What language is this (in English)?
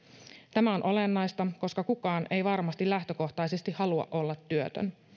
Finnish